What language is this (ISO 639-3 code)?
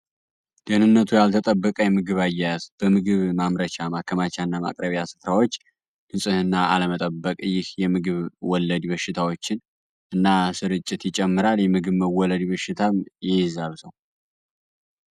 amh